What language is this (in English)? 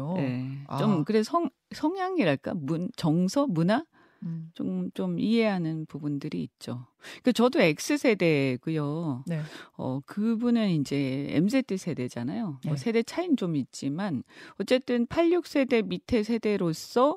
Korean